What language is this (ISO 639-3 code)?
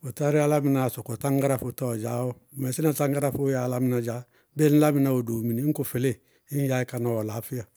bqg